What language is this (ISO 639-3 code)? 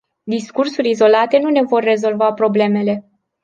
ron